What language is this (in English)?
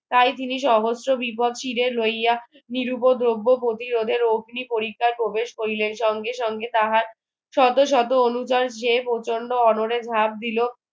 Bangla